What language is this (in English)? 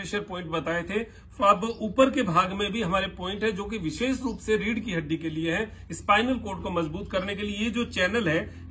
Hindi